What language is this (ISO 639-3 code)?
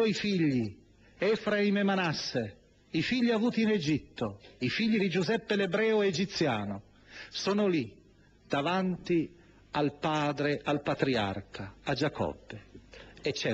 ita